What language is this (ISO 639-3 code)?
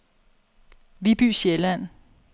dan